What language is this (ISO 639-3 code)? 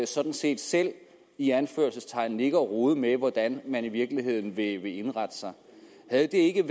dan